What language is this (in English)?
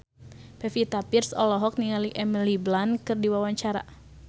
Sundanese